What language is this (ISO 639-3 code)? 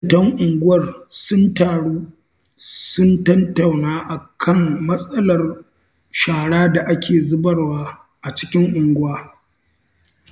hau